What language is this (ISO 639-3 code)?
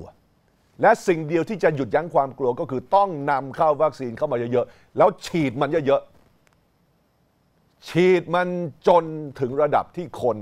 tha